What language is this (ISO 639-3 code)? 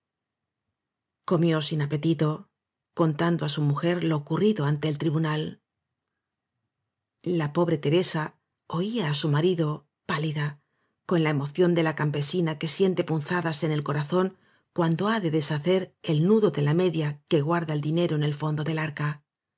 spa